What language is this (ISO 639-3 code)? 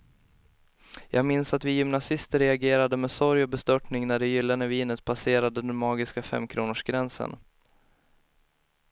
swe